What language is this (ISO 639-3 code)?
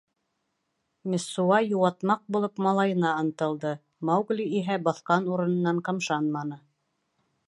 bak